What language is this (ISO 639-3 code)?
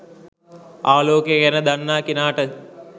sin